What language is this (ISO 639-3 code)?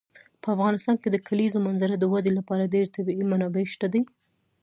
pus